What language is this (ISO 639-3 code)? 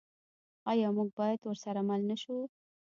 pus